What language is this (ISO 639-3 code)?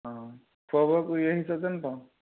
asm